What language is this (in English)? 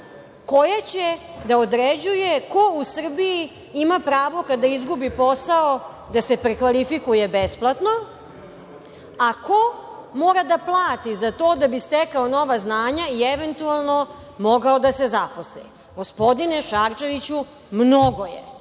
Serbian